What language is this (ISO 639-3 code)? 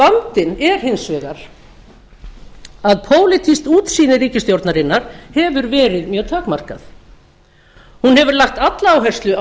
isl